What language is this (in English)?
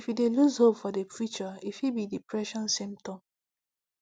Nigerian Pidgin